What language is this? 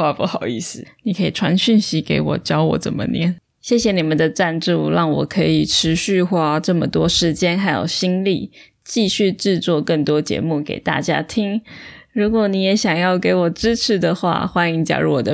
Chinese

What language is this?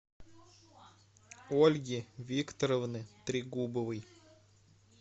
Russian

